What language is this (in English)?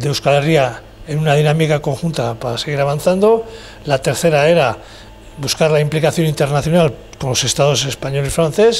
Spanish